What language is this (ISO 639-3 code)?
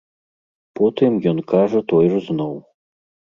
bel